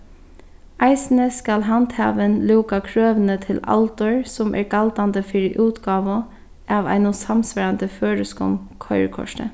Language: Faroese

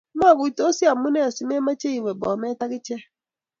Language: Kalenjin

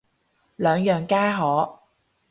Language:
Cantonese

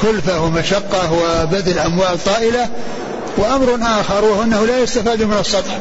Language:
Arabic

